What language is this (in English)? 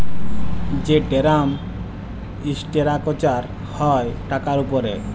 Bangla